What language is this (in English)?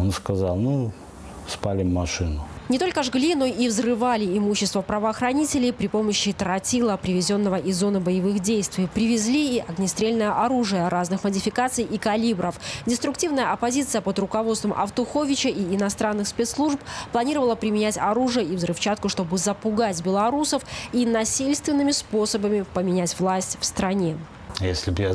Russian